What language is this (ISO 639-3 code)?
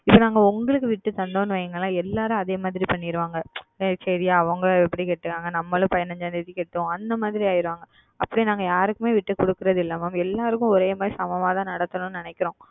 tam